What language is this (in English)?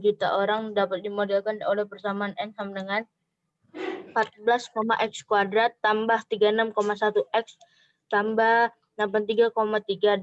Indonesian